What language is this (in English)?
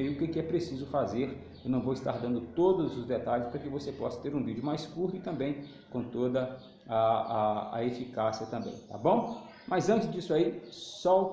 Portuguese